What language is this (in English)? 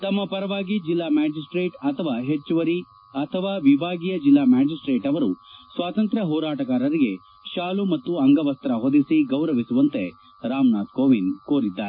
Kannada